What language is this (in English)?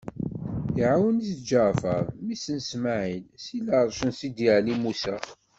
Kabyle